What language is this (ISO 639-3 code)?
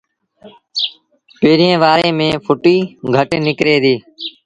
sbn